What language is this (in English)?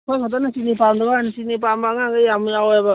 Manipuri